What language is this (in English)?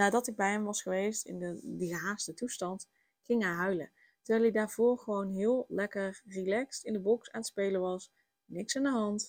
Dutch